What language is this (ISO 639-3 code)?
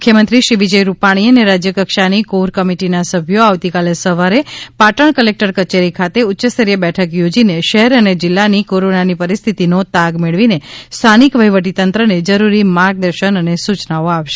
guj